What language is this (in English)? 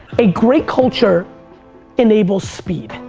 English